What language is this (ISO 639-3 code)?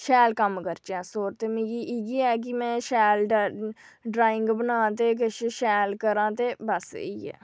doi